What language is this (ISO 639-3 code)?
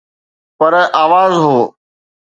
snd